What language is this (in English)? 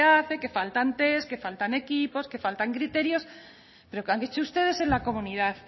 Spanish